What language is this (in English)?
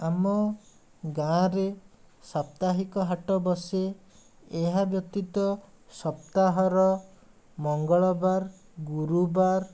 Odia